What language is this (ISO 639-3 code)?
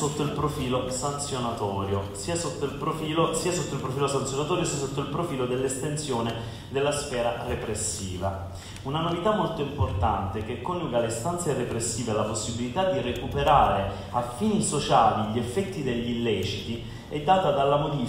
ita